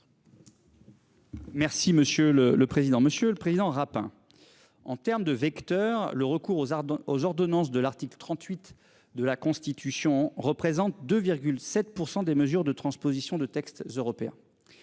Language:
French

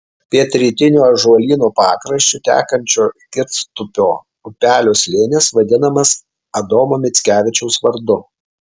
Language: Lithuanian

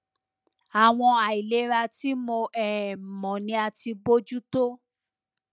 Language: Yoruba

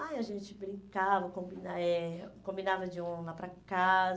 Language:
Portuguese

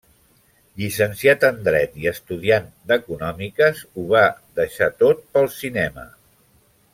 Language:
Catalan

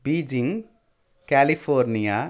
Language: Sanskrit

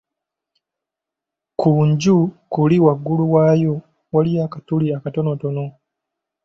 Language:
Ganda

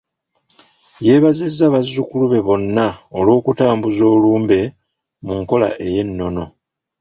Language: Ganda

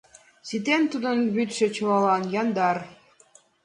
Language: Mari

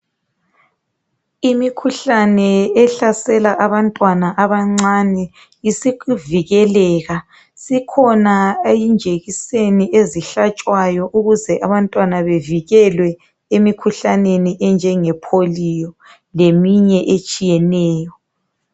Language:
North Ndebele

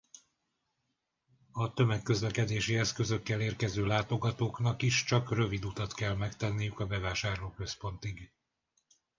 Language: Hungarian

